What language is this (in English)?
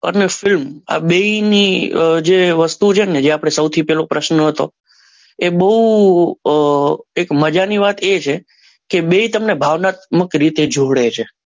Gujarati